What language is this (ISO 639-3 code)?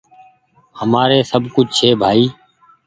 gig